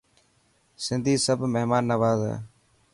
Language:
Dhatki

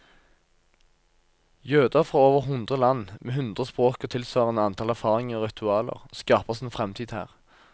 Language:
Norwegian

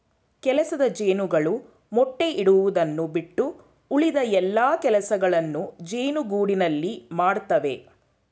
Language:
Kannada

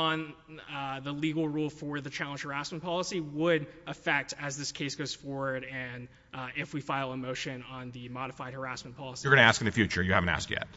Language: English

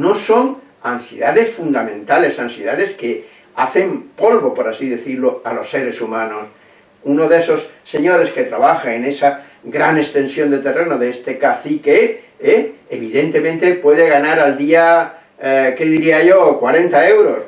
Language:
Spanish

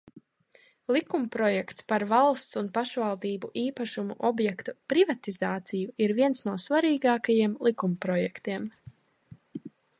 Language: Latvian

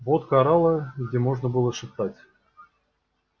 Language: Russian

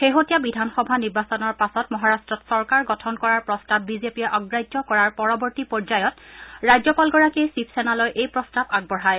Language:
Assamese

